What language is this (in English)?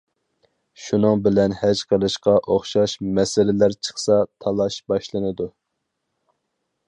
Uyghur